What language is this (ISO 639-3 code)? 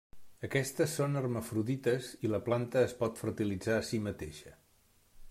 cat